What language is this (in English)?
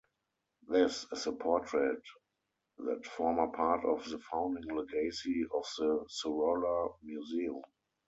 English